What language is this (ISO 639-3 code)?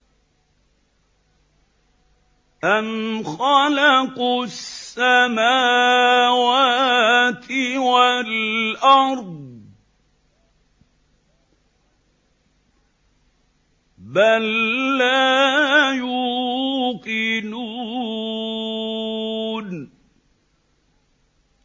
ara